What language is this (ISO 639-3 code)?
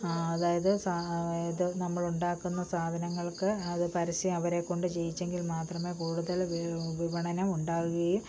mal